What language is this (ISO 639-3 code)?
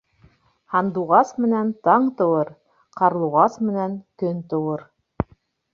bak